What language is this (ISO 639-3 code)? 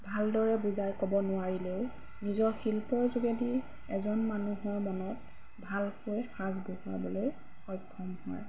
asm